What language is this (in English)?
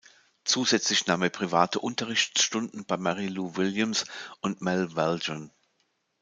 German